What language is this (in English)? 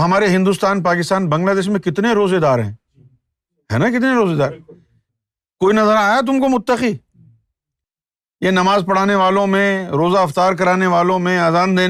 Urdu